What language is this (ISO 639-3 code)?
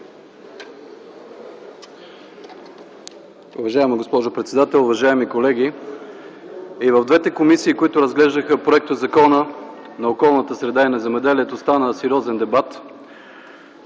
bul